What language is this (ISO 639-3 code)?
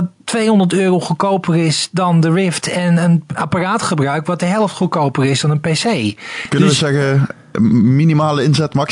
nld